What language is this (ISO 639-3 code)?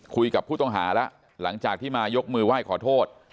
tha